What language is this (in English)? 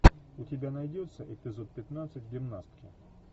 Russian